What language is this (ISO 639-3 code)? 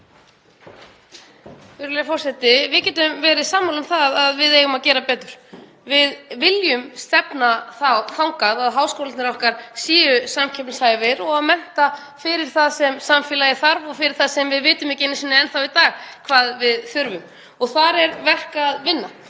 isl